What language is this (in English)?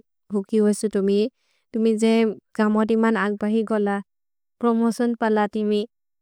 Maria (India)